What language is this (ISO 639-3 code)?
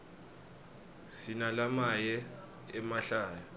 ssw